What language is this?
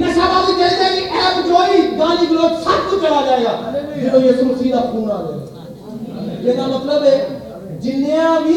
Urdu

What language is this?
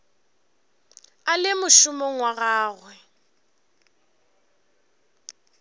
Northern Sotho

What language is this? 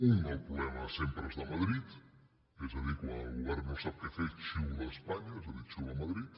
Catalan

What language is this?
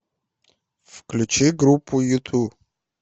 Russian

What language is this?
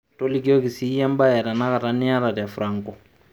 Masai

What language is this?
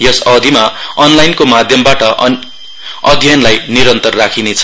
Nepali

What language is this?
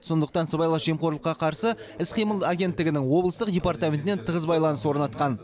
Kazakh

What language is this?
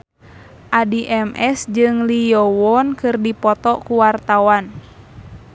Sundanese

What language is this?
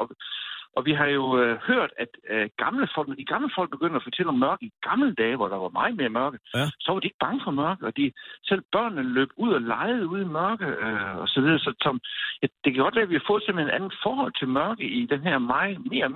Danish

